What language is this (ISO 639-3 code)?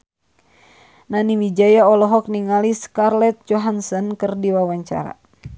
sun